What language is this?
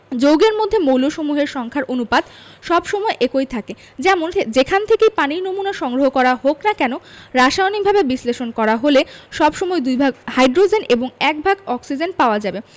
Bangla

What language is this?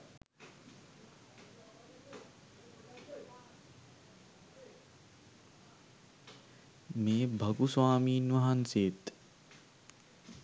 Sinhala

